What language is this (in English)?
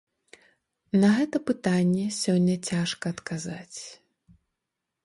Belarusian